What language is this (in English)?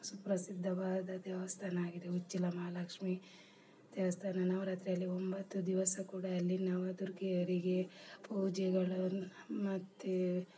Kannada